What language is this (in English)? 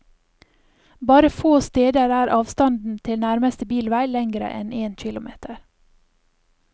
Norwegian